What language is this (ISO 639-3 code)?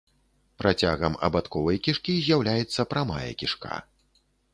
bel